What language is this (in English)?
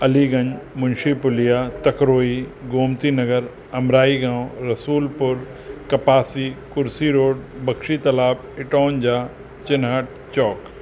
Sindhi